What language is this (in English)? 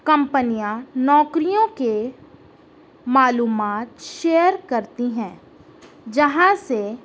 Urdu